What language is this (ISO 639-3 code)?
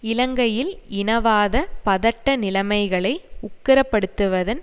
tam